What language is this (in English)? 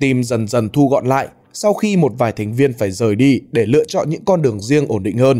Vietnamese